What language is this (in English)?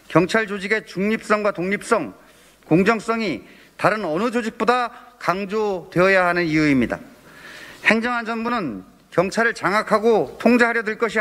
Korean